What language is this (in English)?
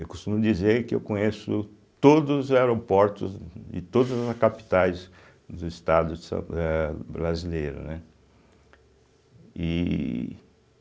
Portuguese